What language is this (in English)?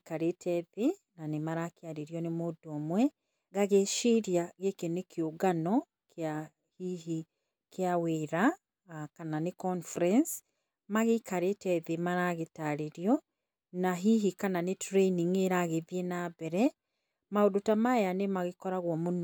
Kikuyu